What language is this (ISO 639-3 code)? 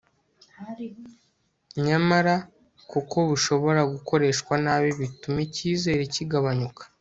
kin